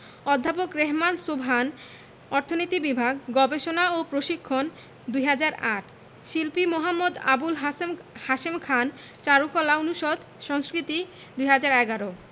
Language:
Bangla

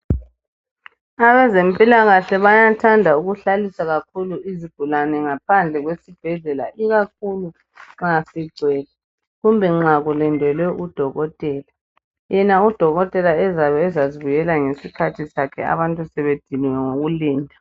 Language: North Ndebele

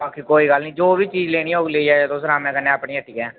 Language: Dogri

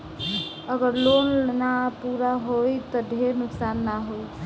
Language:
Bhojpuri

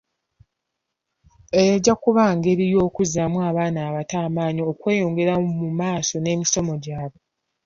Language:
Ganda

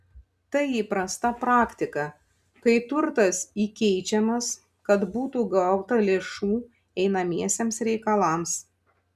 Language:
Lithuanian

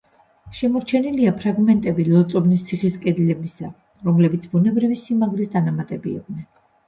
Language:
Georgian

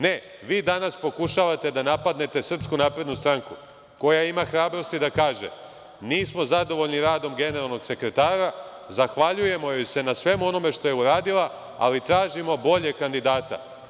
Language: Serbian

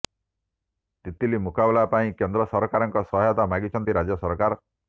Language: Odia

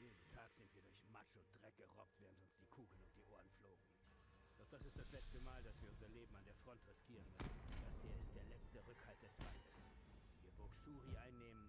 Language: German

